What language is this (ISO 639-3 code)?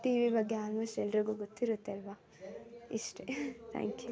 kan